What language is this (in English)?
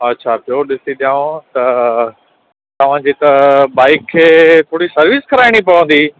Sindhi